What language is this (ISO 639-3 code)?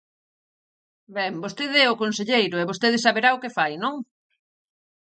glg